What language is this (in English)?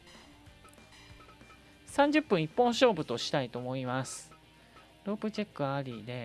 Japanese